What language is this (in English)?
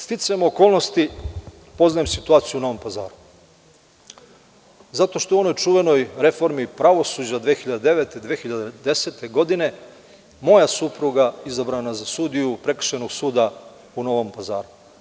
Serbian